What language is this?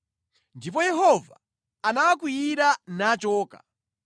Nyanja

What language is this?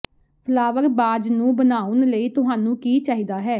Punjabi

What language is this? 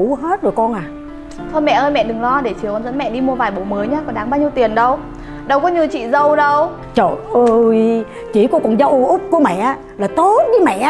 Vietnamese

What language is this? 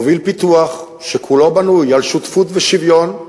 Hebrew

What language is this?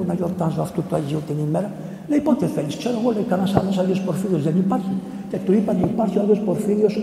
Greek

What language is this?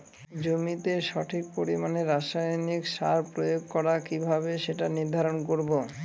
Bangla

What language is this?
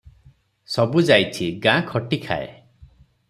Odia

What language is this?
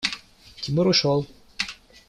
Russian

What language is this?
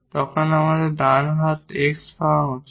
Bangla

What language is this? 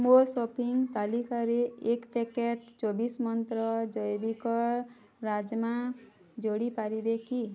Odia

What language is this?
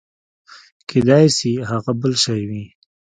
Pashto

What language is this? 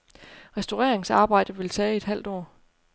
Danish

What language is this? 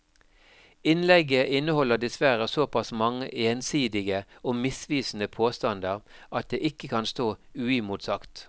Norwegian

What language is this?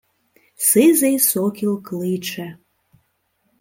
Ukrainian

